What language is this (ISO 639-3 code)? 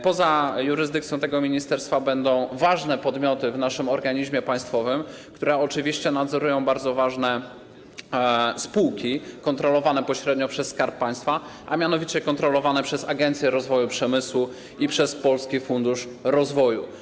pol